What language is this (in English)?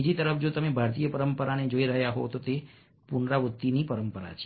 Gujarati